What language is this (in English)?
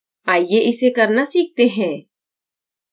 Hindi